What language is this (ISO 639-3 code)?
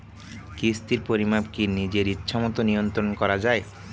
ben